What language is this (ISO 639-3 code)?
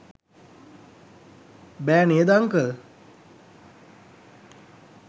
sin